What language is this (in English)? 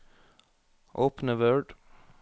Norwegian